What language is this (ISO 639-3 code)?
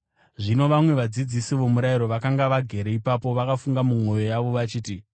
sna